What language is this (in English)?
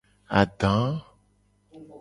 Gen